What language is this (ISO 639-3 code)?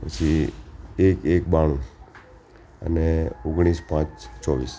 guj